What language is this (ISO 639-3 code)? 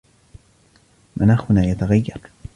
ara